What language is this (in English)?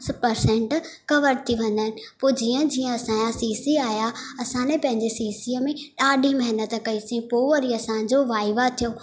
Sindhi